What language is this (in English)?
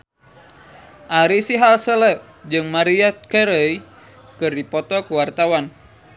Sundanese